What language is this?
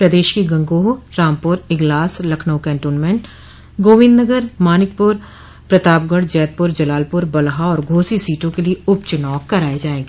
Hindi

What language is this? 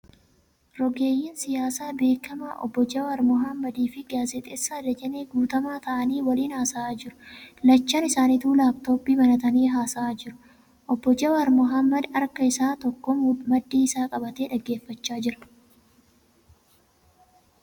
Oromo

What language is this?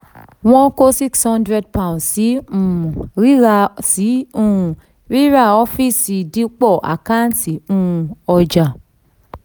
Yoruba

